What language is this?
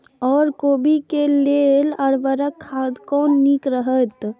Maithili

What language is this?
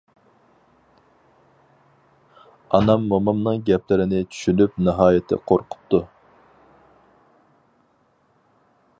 Uyghur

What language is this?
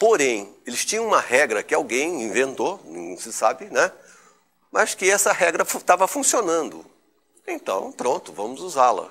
Portuguese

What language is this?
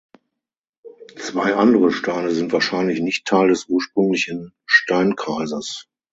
German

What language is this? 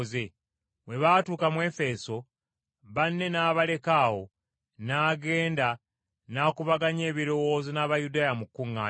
Ganda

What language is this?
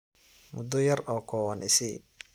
Somali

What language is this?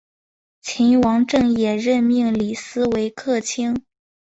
Chinese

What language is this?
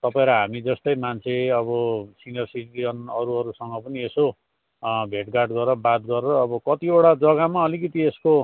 Nepali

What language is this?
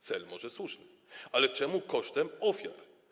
Polish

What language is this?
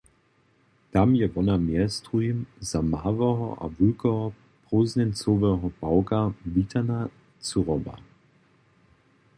Upper Sorbian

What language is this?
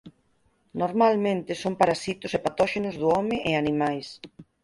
Galician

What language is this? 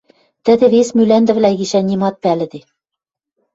Western Mari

